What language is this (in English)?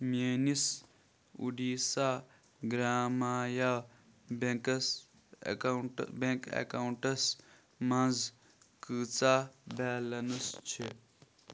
Kashmiri